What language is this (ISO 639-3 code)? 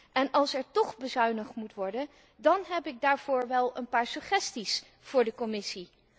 nld